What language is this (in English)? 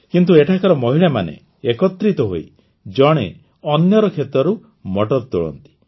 Odia